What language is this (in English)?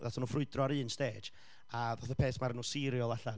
Welsh